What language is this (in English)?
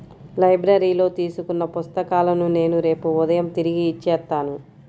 Telugu